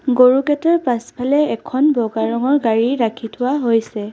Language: Assamese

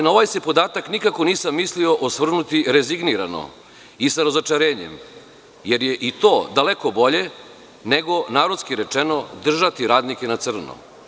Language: Serbian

